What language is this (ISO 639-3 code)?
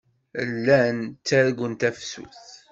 kab